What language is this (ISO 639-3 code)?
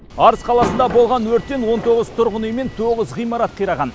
kaz